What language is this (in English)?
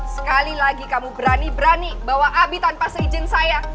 Indonesian